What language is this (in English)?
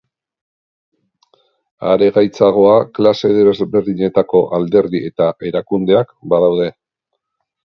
Basque